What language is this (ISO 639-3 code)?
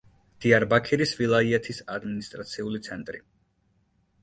kat